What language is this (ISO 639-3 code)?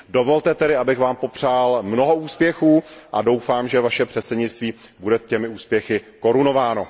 ces